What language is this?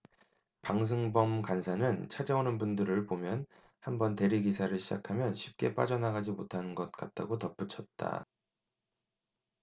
Korean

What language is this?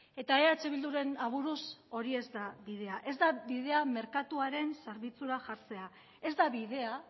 Basque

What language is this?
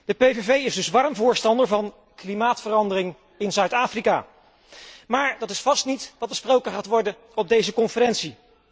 Dutch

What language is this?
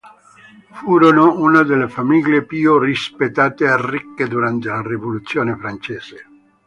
Italian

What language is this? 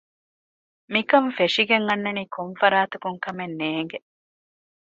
Divehi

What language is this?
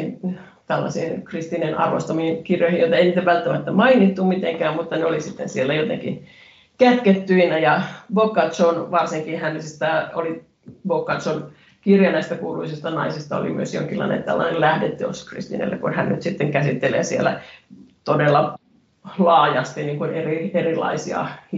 Finnish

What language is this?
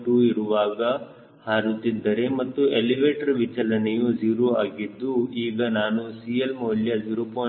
Kannada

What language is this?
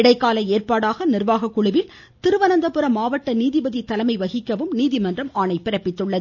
Tamil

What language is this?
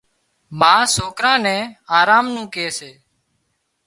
Wadiyara Koli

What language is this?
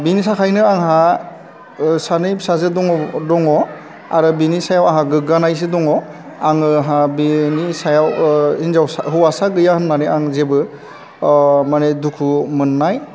Bodo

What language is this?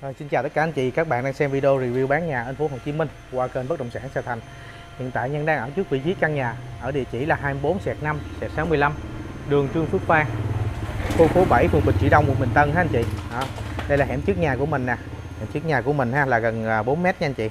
Vietnamese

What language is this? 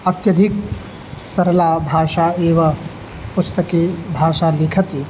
Sanskrit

